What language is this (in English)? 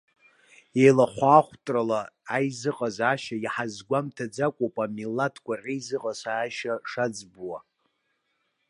Abkhazian